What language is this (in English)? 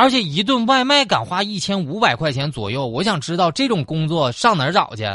Chinese